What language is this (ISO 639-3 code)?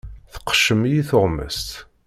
kab